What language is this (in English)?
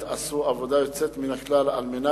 Hebrew